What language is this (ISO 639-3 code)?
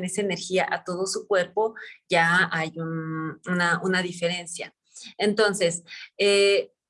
spa